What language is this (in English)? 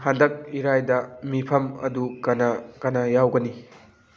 Manipuri